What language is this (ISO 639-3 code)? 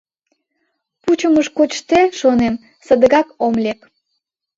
chm